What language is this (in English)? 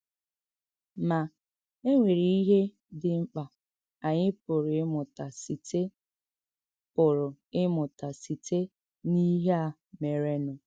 Igbo